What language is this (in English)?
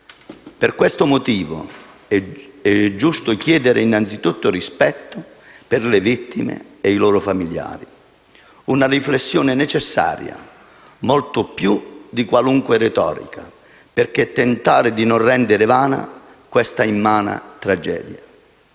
Italian